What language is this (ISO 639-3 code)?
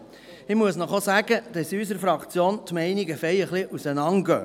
gsw